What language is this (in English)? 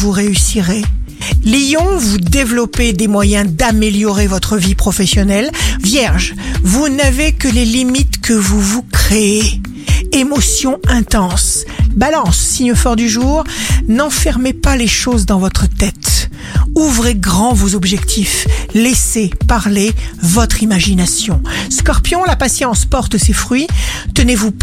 French